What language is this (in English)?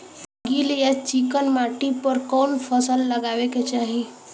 Bhojpuri